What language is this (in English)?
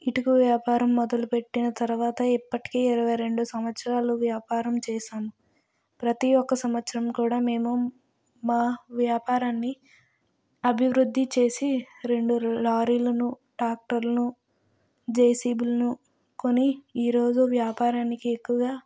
Telugu